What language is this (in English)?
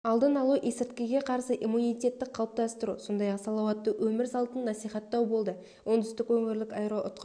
Kazakh